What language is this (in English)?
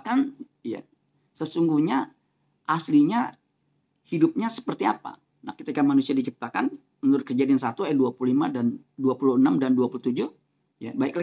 Indonesian